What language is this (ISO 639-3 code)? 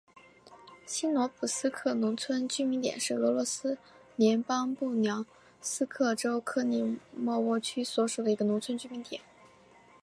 zho